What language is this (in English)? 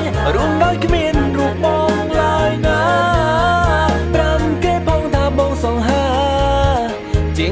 Vietnamese